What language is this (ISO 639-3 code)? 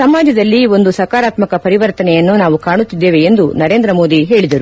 kan